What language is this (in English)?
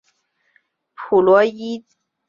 Chinese